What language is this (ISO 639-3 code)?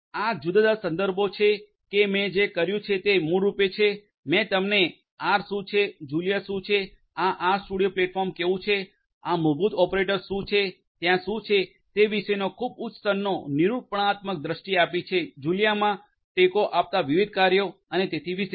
guj